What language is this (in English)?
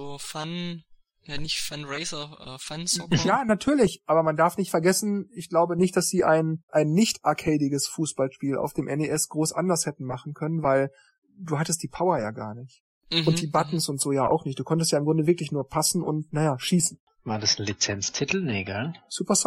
German